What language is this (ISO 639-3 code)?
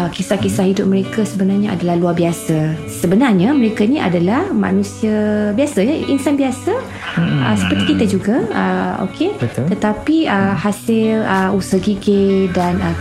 msa